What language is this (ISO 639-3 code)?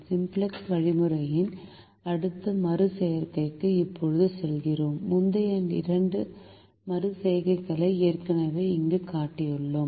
tam